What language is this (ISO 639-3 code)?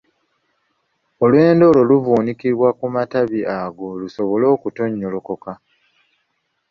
lug